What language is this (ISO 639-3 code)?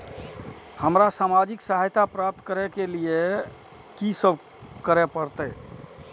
mai